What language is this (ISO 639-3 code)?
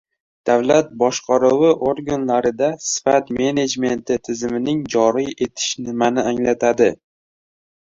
uzb